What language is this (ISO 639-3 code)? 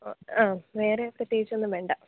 mal